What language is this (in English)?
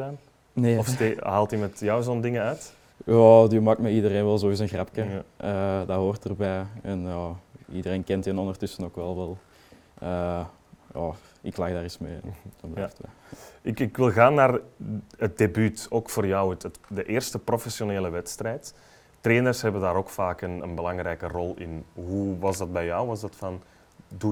Dutch